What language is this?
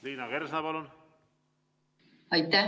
Estonian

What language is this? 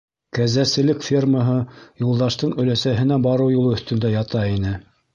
Bashkir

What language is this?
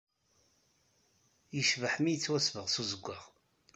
Kabyle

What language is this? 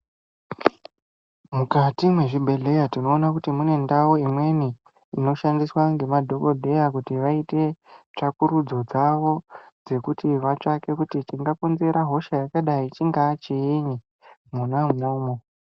Ndau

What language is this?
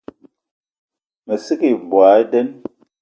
Ewondo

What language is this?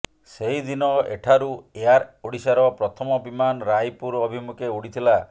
Odia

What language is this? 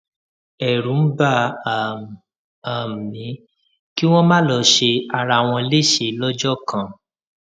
Yoruba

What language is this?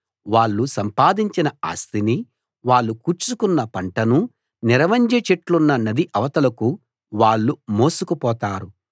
Telugu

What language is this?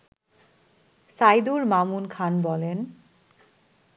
Bangla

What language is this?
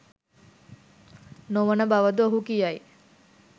Sinhala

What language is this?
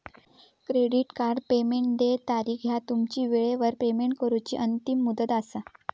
Marathi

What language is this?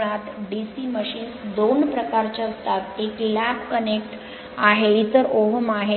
Marathi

